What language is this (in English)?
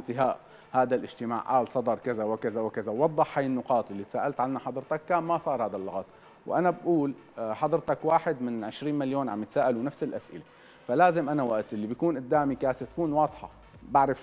Arabic